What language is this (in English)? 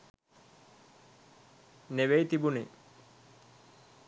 Sinhala